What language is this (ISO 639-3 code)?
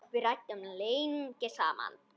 isl